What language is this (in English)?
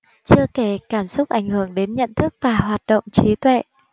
Vietnamese